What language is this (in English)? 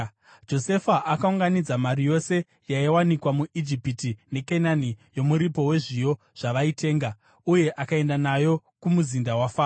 Shona